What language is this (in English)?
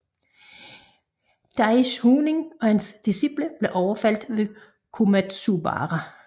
Danish